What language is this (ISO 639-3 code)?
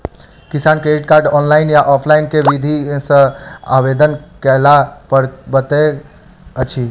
mai